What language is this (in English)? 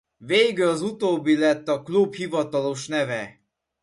Hungarian